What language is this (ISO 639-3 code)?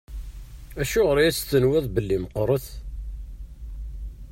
kab